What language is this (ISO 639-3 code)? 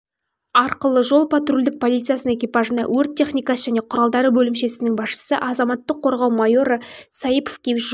kaz